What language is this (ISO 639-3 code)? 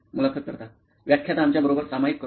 mar